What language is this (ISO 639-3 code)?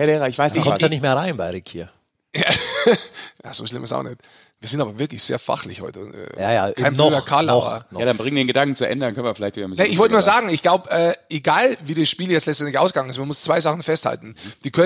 deu